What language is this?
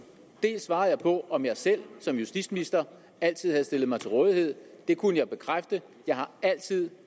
Danish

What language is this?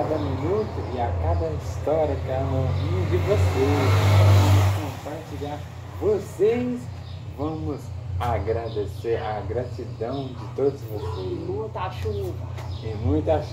Portuguese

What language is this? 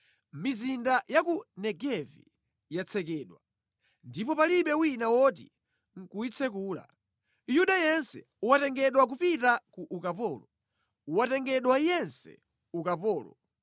Nyanja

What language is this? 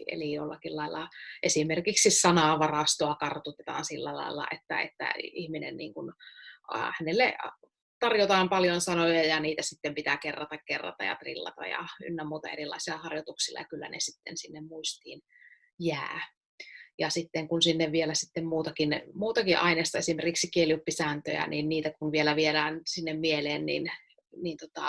Finnish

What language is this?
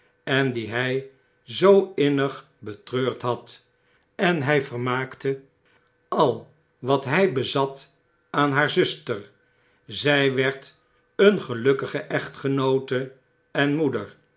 Dutch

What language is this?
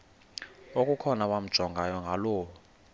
Xhosa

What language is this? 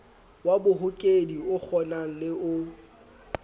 Southern Sotho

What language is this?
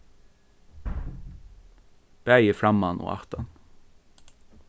Faroese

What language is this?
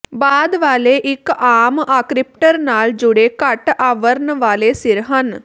Punjabi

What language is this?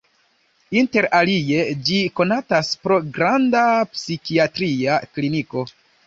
Esperanto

